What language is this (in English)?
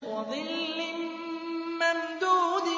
Arabic